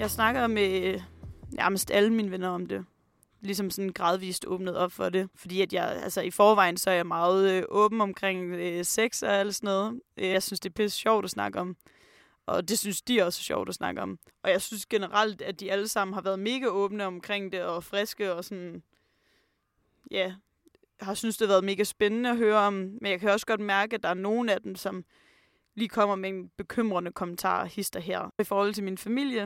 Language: Danish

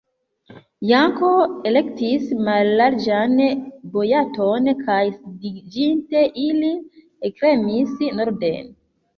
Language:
Esperanto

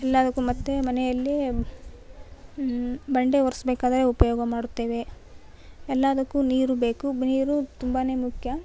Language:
Kannada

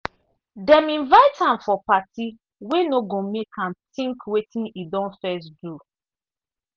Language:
Nigerian Pidgin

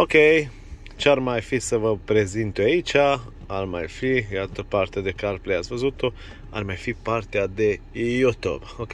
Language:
Romanian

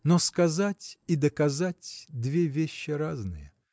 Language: Russian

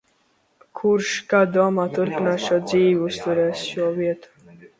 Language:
Latvian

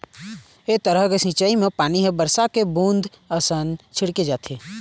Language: Chhattisgarhi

